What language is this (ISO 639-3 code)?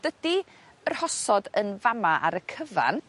cym